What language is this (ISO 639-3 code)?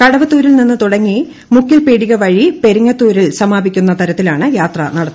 mal